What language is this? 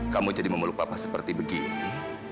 Indonesian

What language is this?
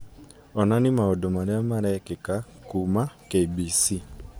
Kikuyu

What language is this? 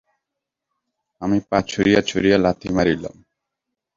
Bangla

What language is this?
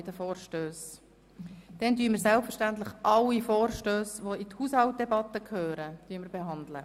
Swiss German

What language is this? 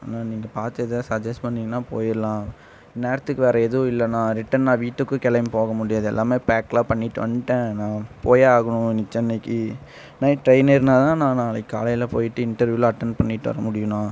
Tamil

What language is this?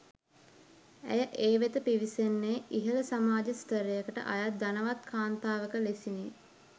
Sinhala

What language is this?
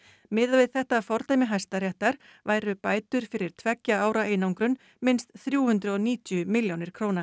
Icelandic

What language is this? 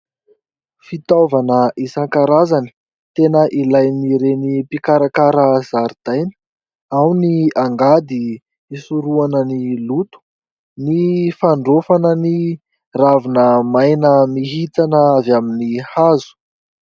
Malagasy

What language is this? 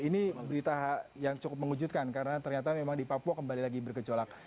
Indonesian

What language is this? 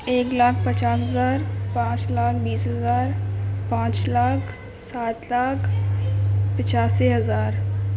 Urdu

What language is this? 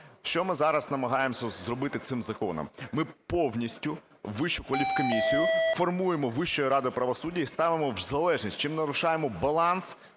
Ukrainian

